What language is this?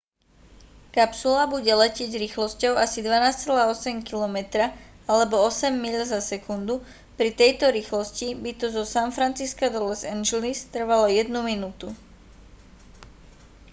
Slovak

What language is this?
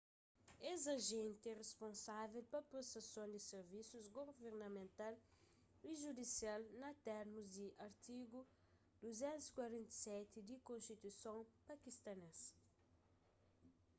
Kabuverdianu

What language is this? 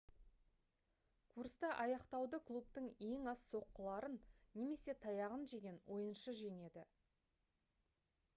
Kazakh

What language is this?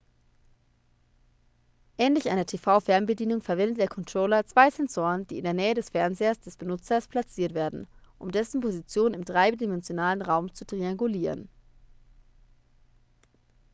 German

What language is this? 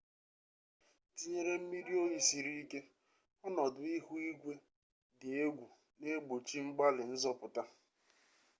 Igbo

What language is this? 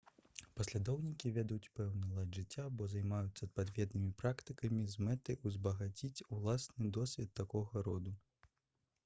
Belarusian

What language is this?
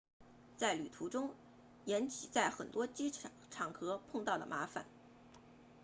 Chinese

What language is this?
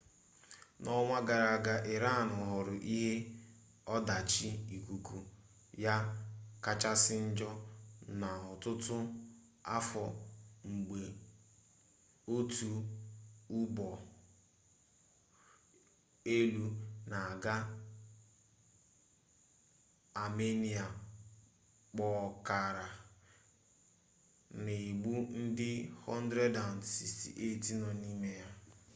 Igbo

